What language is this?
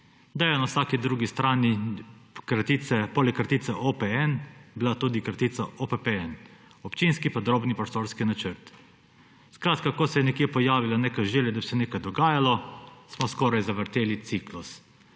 Slovenian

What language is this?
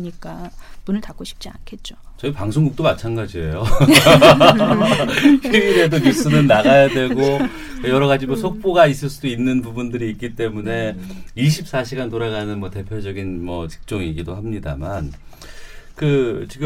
Korean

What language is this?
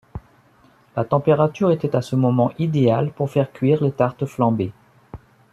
French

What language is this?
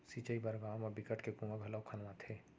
Chhattisgarhi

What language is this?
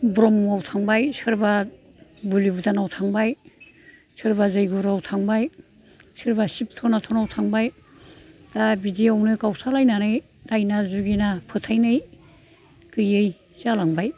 Bodo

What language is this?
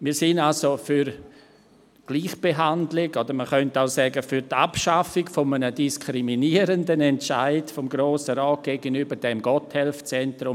Swiss German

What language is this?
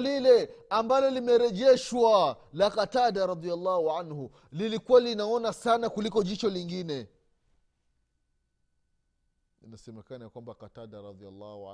Swahili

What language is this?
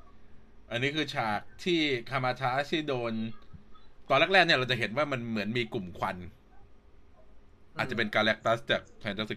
Thai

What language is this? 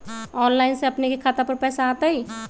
Magahi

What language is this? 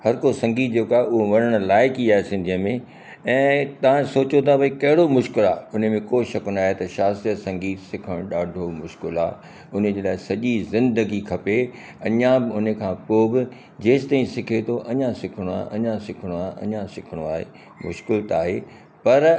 Sindhi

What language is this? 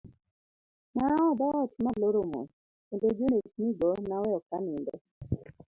Luo (Kenya and Tanzania)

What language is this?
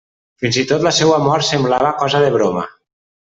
Catalan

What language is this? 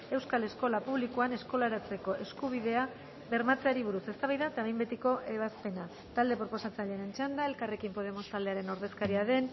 Basque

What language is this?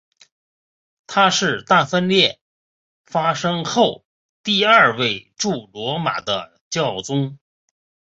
Chinese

